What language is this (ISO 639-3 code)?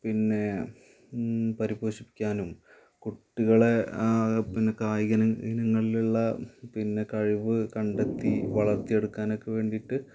mal